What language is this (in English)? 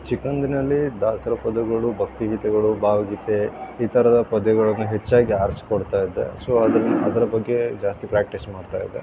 Kannada